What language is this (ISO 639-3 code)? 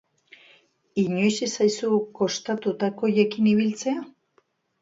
eus